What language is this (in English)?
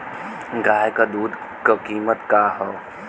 Bhojpuri